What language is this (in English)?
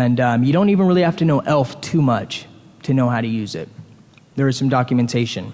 English